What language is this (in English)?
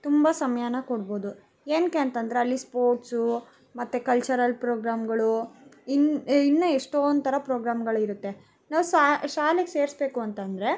Kannada